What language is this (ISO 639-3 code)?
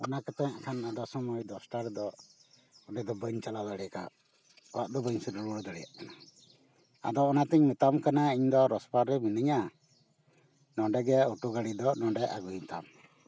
sat